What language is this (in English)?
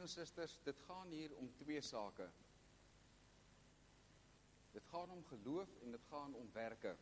Dutch